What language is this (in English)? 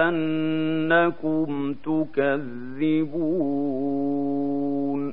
Arabic